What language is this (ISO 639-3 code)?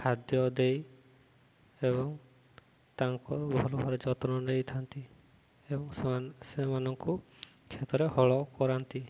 ori